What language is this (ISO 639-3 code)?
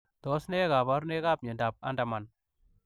kln